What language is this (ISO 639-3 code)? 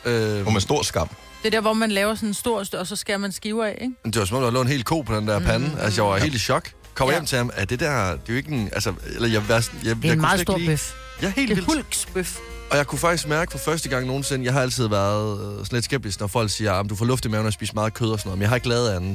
dan